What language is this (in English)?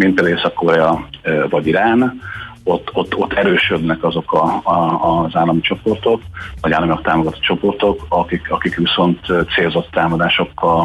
Hungarian